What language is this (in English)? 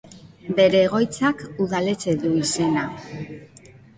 Basque